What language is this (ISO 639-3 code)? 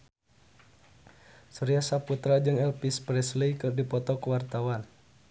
sun